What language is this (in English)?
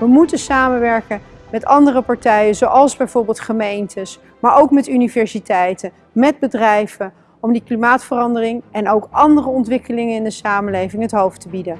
Dutch